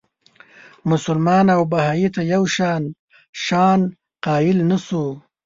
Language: Pashto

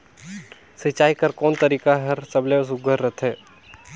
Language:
Chhattisgarhi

